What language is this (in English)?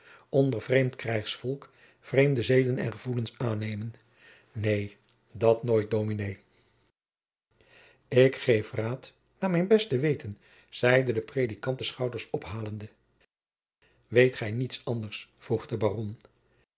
Dutch